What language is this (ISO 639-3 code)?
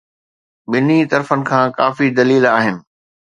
snd